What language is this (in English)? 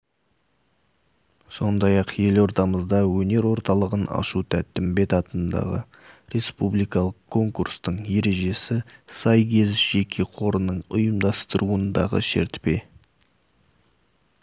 Kazakh